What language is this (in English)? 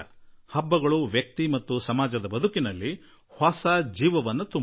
Kannada